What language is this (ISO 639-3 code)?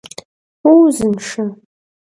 kbd